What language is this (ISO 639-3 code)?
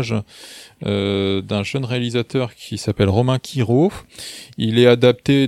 fra